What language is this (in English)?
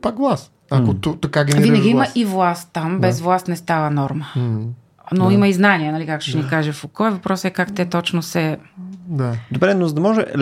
Bulgarian